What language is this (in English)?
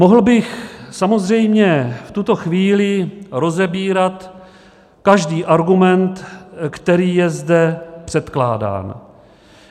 Czech